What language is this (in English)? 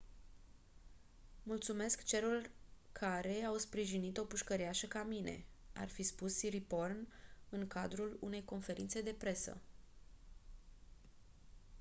Romanian